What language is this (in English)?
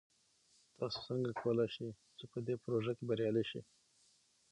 Pashto